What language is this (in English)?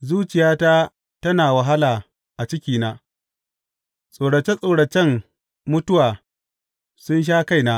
Hausa